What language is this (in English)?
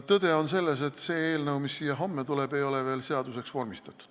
Estonian